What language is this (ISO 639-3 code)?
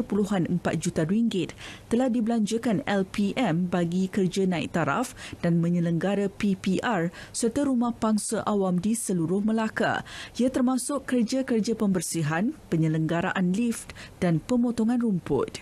msa